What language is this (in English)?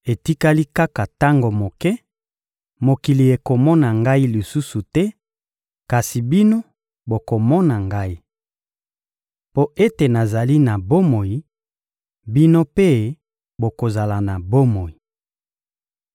Lingala